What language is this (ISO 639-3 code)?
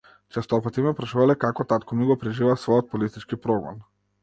mkd